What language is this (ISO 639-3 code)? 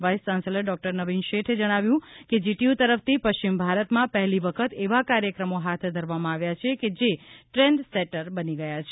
guj